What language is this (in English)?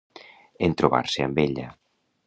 Catalan